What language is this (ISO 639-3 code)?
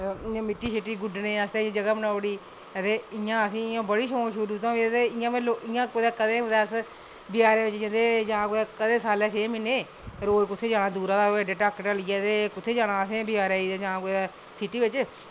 doi